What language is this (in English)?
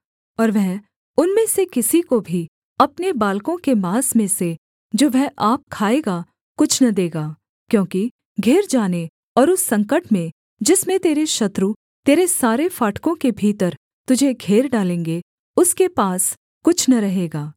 Hindi